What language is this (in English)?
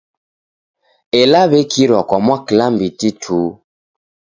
Taita